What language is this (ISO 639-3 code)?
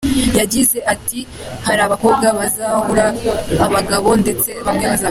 kin